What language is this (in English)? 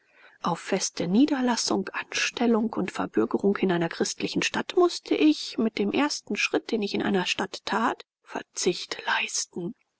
German